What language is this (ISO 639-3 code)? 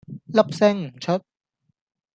yue